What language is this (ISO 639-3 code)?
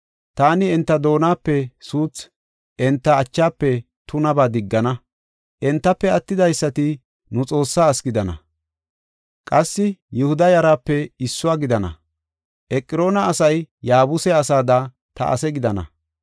gof